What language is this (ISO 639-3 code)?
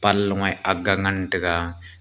nnp